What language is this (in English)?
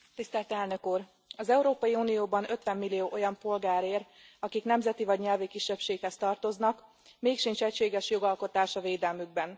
Hungarian